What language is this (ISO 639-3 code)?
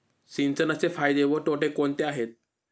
mar